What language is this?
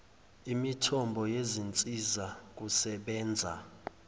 Zulu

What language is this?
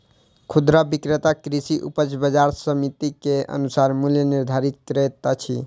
Maithili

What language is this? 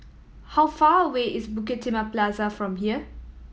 English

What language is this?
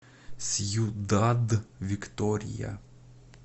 Russian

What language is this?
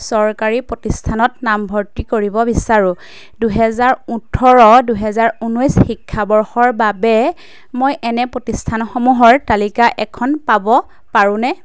Assamese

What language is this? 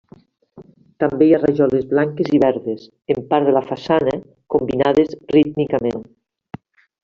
Catalan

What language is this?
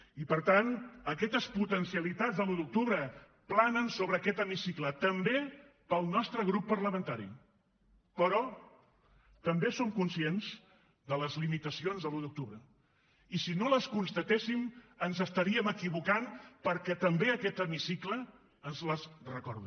Catalan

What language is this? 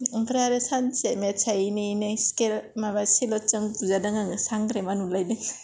Bodo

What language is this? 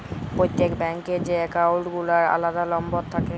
Bangla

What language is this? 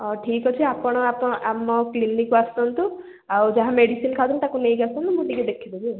Odia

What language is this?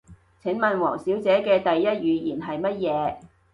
Cantonese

